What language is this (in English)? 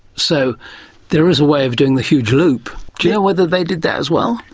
English